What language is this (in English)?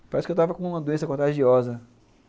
Portuguese